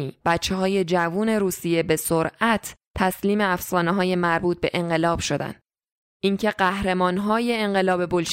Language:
Persian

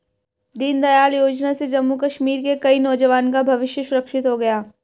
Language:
Hindi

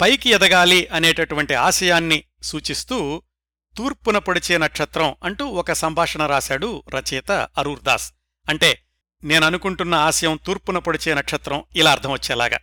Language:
Telugu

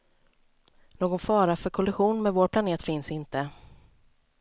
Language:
Swedish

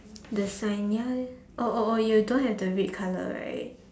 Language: English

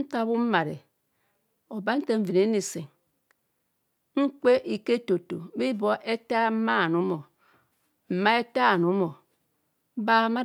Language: Kohumono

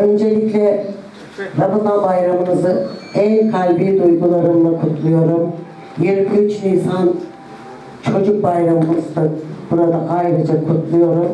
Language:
Turkish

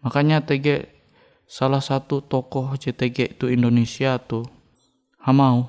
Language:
Indonesian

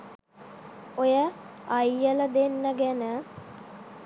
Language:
Sinhala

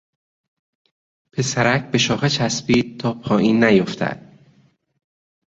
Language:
Persian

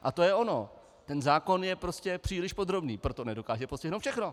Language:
Czech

